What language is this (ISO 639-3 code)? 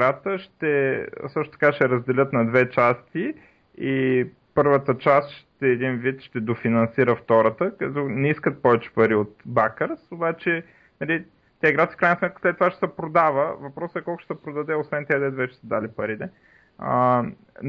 bul